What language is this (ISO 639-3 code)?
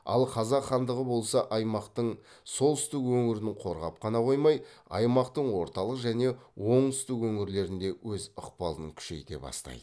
kaz